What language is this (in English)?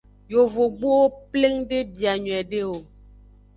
Aja (Benin)